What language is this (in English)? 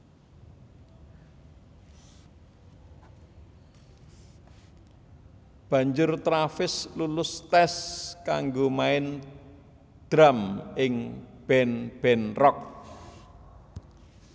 Javanese